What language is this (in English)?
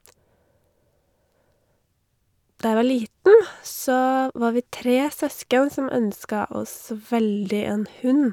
Norwegian